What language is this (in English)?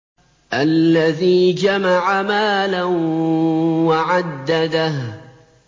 Arabic